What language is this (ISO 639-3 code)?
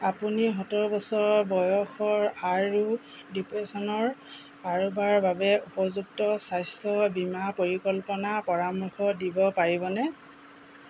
asm